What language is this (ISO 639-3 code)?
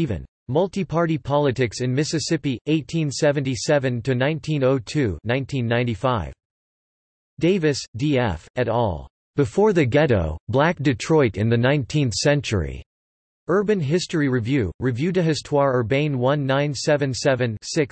eng